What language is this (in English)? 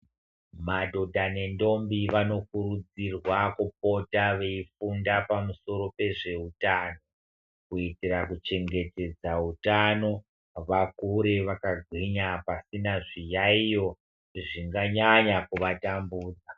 Ndau